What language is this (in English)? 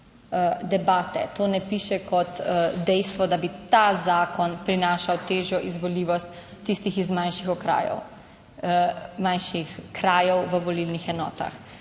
Slovenian